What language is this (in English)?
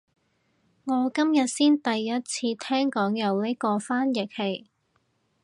Cantonese